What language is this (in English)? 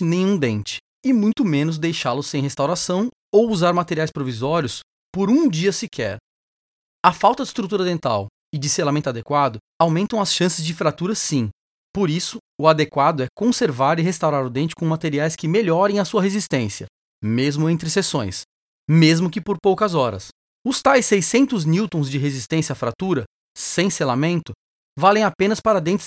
Portuguese